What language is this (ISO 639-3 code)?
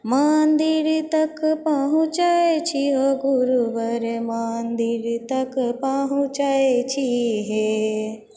mai